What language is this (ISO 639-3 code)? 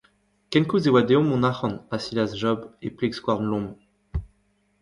bre